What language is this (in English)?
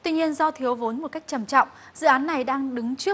Vietnamese